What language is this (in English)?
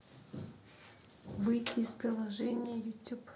Russian